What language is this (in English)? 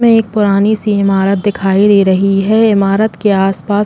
Hindi